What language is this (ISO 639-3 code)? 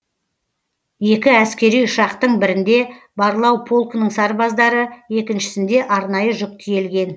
kaz